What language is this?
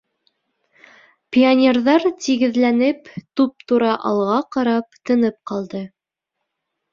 Bashkir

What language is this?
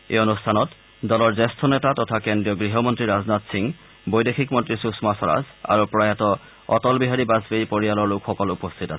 Assamese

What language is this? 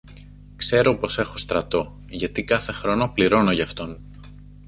Greek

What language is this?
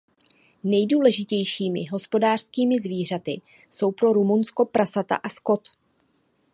Czech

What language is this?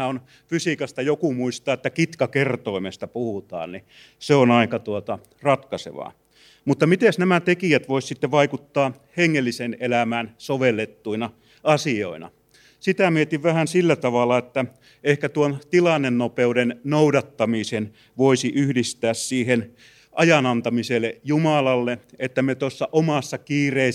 Finnish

